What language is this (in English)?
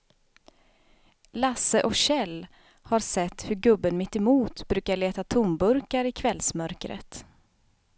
Swedish